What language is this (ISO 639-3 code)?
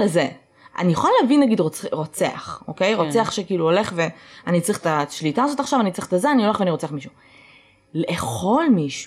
heb